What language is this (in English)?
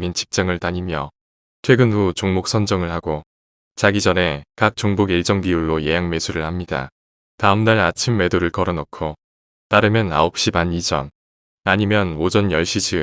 Korean